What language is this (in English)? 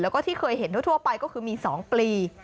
Thai